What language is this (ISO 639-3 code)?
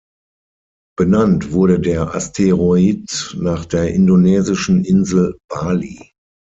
deu